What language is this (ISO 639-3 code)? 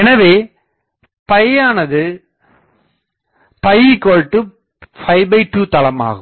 tam